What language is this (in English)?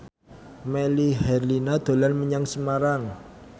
Javanese